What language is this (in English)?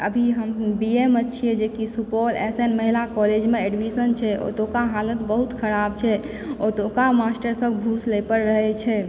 Maithili